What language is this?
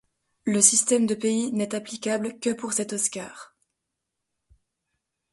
French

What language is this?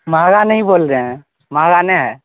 Urdu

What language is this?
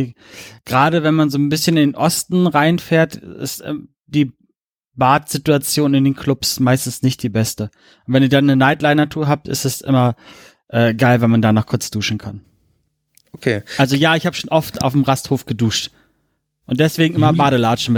German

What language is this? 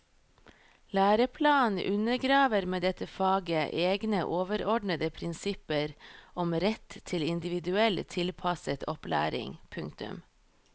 Norwegian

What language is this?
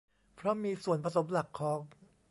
Thai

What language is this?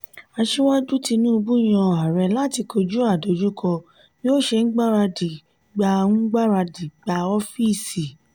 Yoruba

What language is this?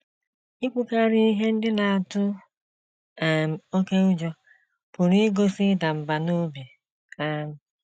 Igbo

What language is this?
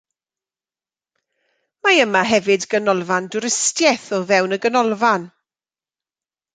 Welsh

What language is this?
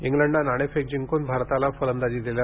Marathi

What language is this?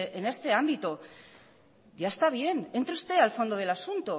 Spanish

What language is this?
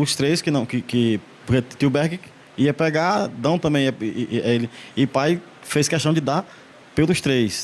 Portuguese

